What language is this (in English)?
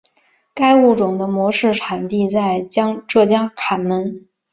Chinese